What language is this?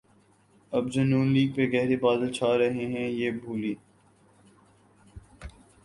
Urdu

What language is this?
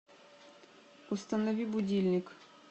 Russian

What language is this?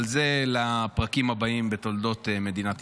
Hebrew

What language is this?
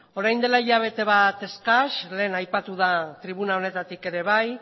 Basque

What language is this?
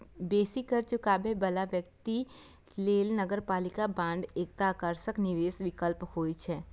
Maithili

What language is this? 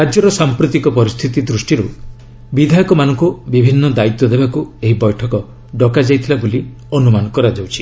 Odia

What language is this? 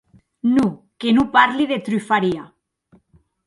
Occitan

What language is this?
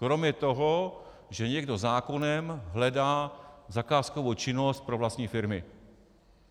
Czech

